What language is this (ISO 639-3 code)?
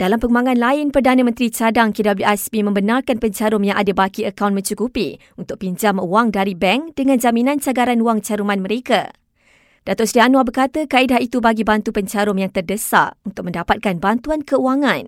msa